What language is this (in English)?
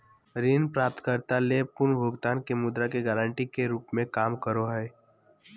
Magahi